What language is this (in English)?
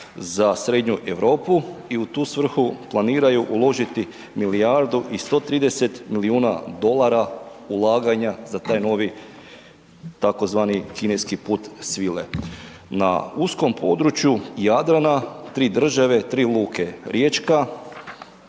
Croatian